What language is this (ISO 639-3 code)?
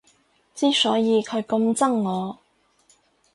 yue